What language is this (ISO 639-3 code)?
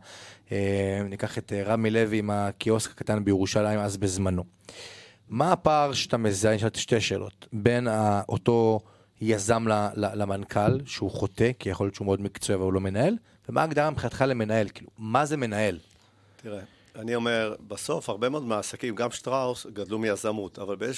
heb